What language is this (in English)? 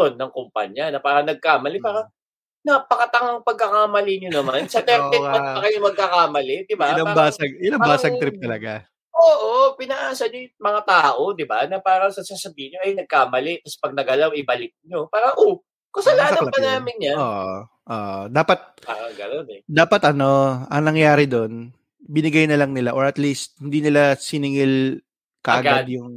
Filipino